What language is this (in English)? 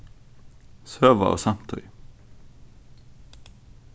Faroese